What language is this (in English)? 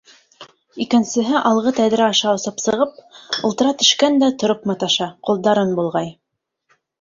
Bashkir